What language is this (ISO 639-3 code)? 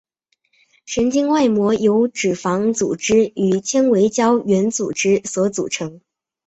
zho